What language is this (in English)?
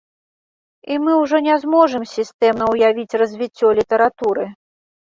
Belarusian